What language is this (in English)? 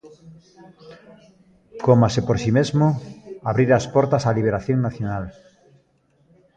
Galician